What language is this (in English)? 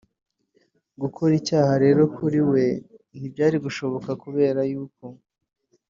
Kinyarwanda